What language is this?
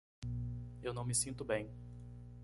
Portuguese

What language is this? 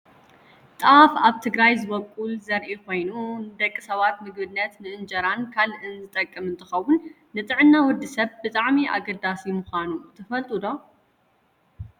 Tigrinya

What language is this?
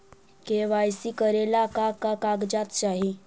Magahi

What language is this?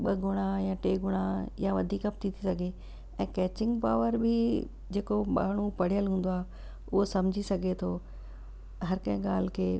Sindhi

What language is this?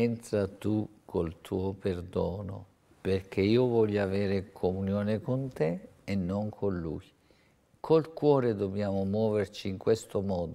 Italian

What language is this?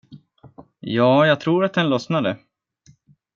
Swedish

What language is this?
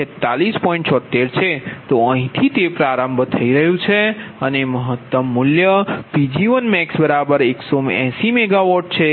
Gujarati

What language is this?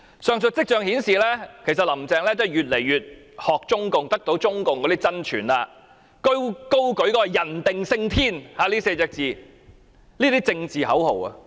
Cantonese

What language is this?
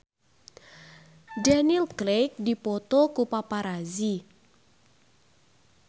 Sundanese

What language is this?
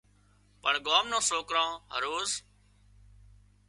Wadiyara Koli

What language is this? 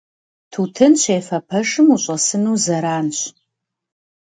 Kabardian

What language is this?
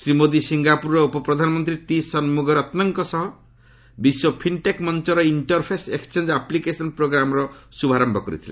Odia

